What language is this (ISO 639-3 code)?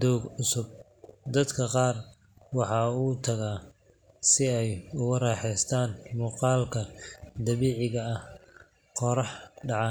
som